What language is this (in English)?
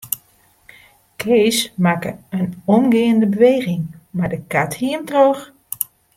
Western Frisian